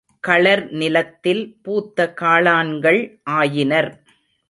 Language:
Tamil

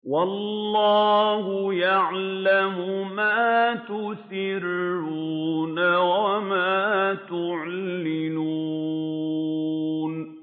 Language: Arabic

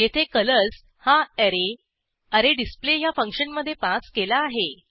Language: Marathi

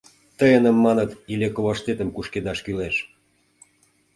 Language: Mari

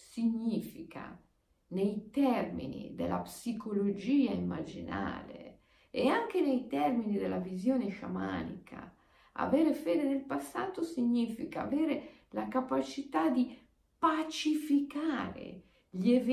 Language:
Italian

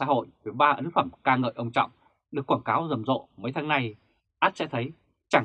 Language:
Vietnamese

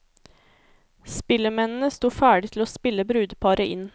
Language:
Norwegian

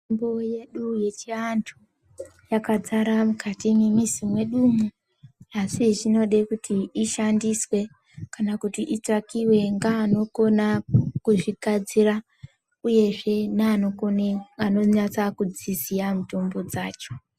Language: Ndau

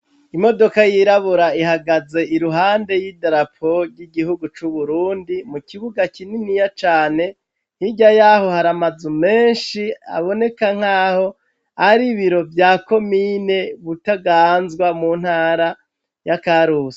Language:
Rundi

